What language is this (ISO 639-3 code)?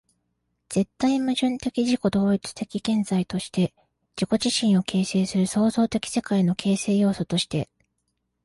jpn